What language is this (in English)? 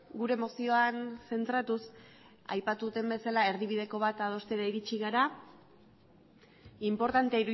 Basque